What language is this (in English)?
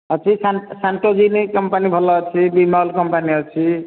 Odia